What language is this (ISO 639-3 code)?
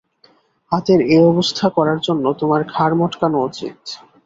ben